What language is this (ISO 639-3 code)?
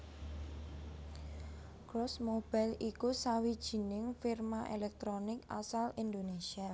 jav